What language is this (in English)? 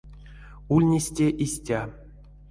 Erzya